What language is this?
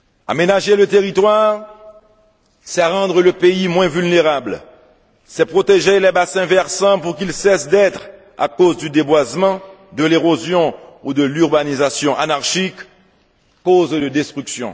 French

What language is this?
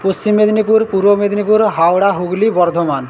Bangla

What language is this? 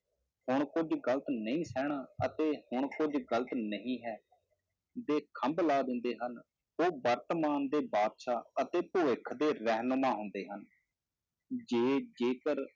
Punjabi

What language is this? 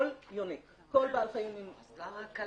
Hebrew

